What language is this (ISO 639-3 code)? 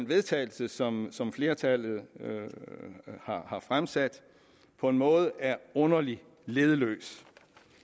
dan